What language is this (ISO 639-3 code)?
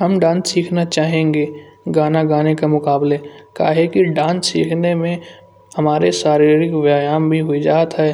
bjj